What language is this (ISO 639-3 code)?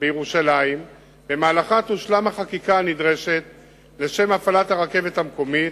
heb